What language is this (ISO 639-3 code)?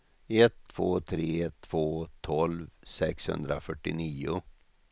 swe